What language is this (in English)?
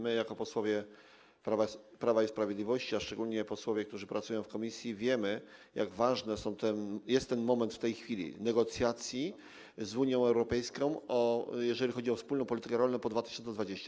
Polish